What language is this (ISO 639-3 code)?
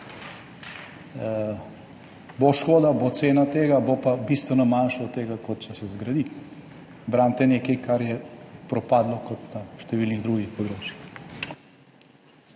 slv